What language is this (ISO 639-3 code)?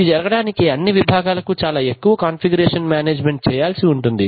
tel